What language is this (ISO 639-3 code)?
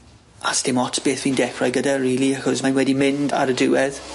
cym